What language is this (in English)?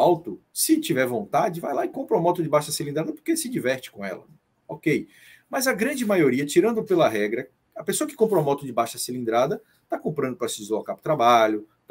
Portuguese